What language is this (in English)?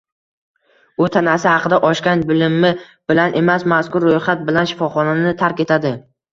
Uzbek